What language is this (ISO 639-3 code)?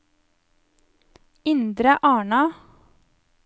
nor